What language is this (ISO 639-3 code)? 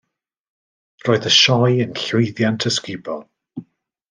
cym